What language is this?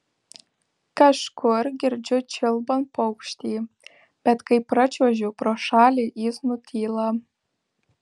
Lithuanian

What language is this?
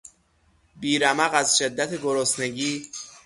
Persian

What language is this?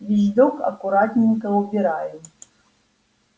Russian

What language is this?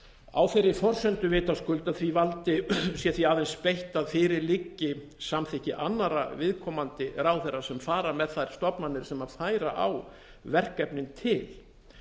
Icelandic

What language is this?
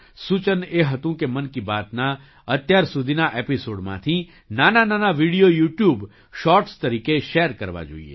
Gujarati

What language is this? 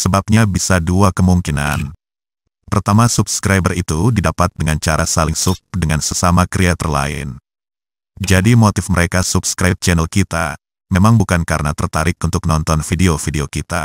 Indonesian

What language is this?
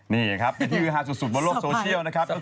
Thai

